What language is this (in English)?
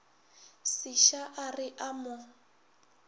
Northern Sotho